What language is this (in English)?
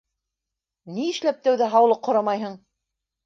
Bashkir